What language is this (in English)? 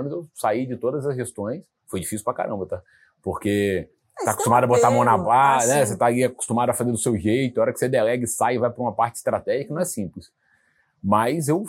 Portuguese